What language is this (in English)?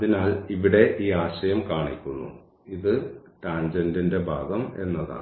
Malayalam